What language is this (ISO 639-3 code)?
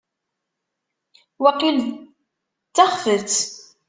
kab